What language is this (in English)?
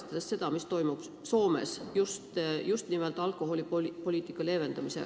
Estonian